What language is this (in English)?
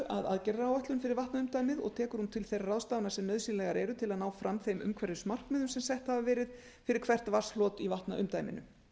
Icelandic